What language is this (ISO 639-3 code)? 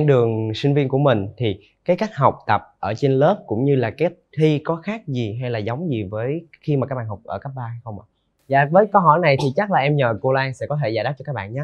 vie